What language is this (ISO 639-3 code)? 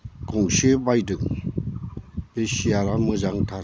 brx